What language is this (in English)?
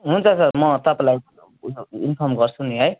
Nepali